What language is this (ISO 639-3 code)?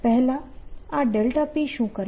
guj